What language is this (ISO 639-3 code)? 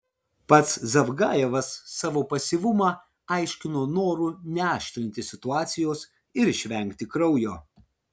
lit